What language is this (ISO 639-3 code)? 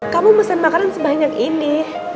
ind